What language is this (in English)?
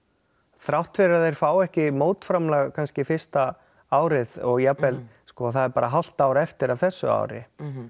Icelandic